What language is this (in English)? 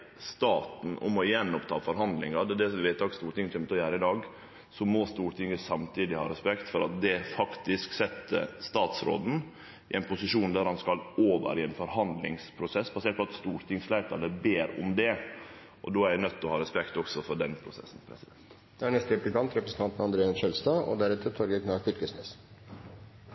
Norwegian Nynorsk